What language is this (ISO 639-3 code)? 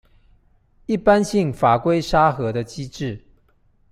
zho